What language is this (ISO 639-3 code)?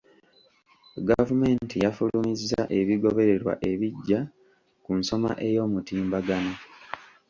lug